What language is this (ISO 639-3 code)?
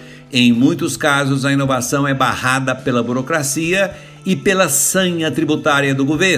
por